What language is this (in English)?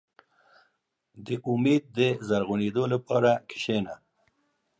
Pashto